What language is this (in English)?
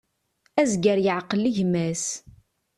Kabyle